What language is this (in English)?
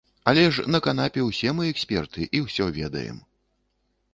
Belarusian